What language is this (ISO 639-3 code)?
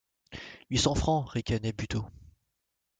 fra